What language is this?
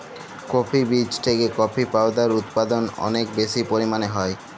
Bangla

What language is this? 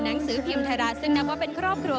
Thai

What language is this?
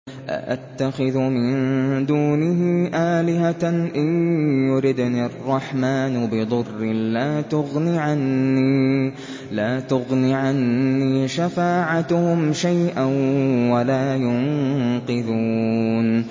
Arabic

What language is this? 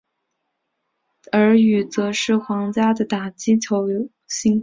Chinese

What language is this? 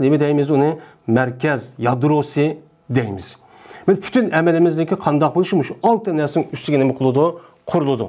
Turkish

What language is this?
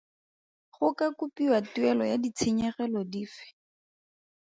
Tswana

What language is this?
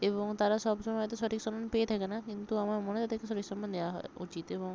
Bangla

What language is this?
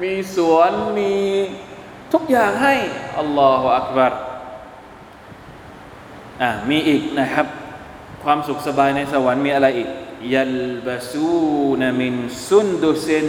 Thai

